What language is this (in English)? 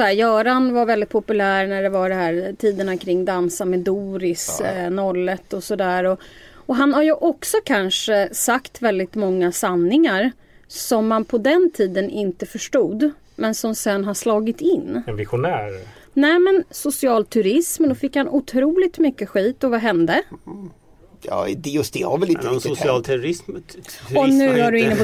Swedish